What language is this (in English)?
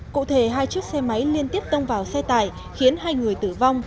Vietnamese